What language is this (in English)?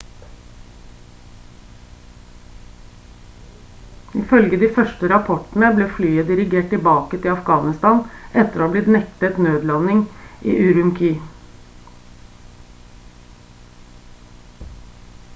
Norwegian Bokmål